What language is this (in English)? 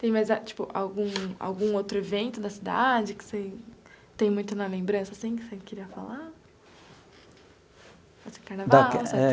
Portuguese